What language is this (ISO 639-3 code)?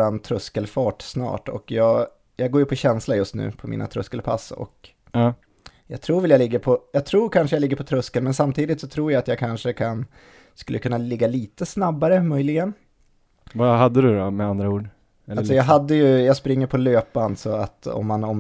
swe